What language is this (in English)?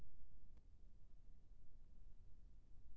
Chhattisgarhi